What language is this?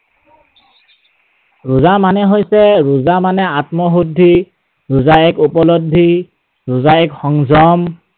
Assamese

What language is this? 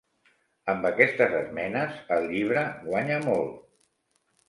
Catalan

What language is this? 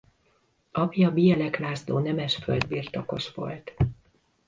Hungarian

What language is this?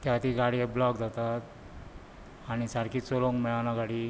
Konkani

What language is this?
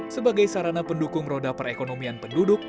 Indonesian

